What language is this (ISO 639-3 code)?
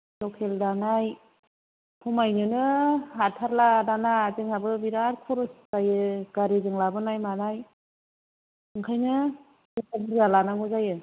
brx